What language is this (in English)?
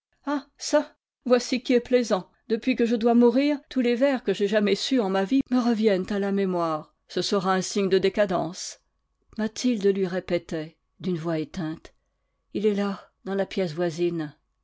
French